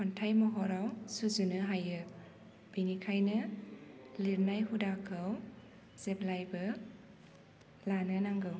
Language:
Bodo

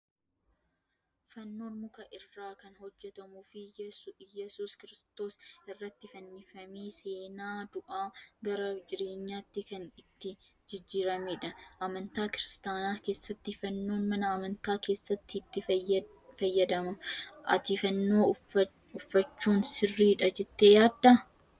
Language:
Oromo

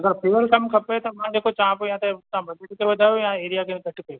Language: Sindhi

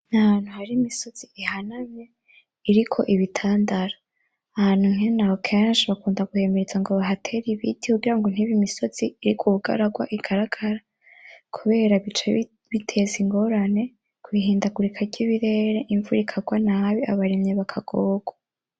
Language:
Rundi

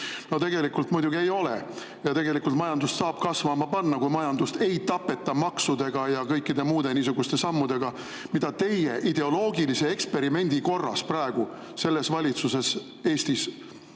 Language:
Estonian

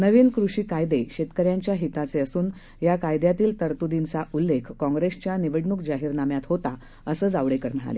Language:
Marathi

